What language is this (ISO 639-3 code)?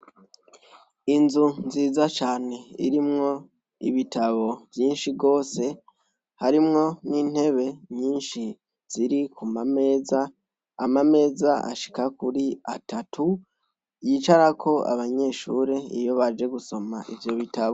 run